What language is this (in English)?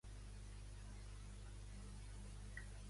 Catalan